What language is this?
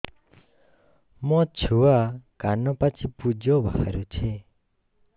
Odia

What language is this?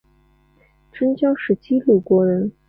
Chinese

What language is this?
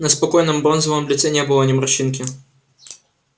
Russian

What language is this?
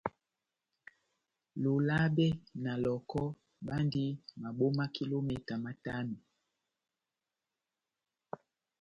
Batanga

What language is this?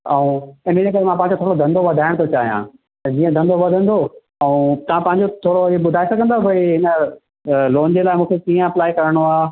Sindhi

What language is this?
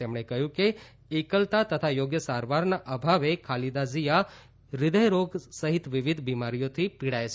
Gujarati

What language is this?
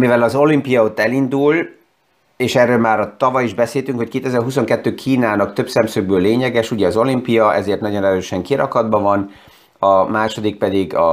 Hungarian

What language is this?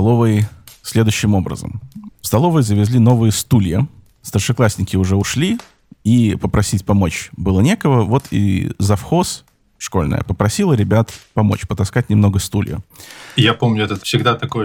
Russian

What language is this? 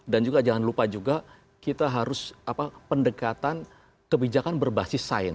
Indonesian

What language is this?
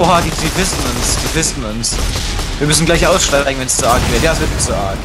German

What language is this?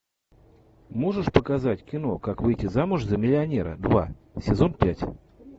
Russian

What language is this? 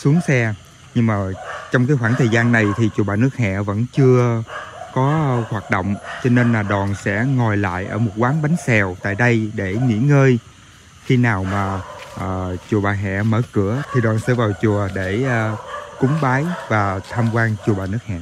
Vietnamese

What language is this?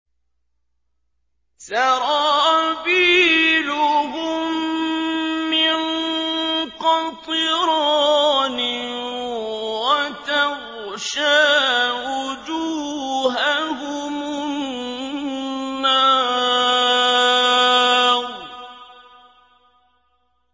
Arabic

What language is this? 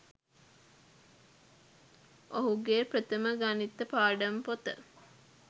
Sinhala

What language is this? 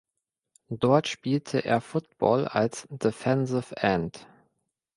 German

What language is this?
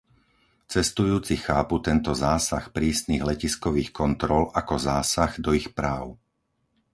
Slovak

